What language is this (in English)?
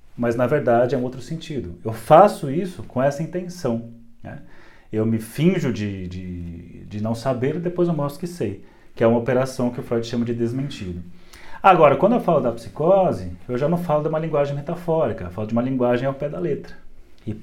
Portuguese